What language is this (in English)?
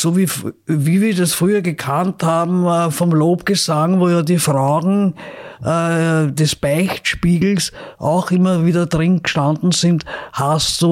German